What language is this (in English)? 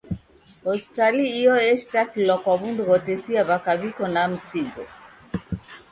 Taita